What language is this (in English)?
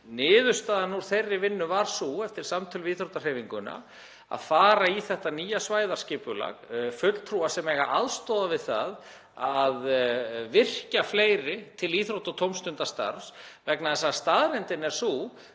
Icelandic